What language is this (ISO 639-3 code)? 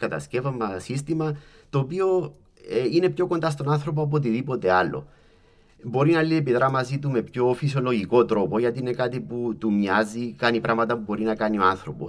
ell